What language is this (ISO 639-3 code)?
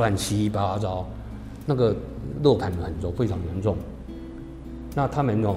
zho